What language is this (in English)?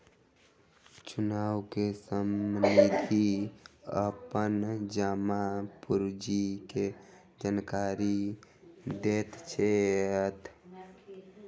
Maithili